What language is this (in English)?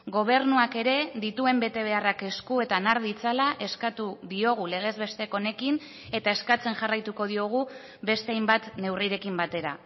Basque